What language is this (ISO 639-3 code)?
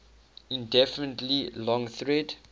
eng